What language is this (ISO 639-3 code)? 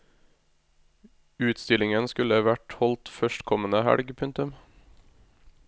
nor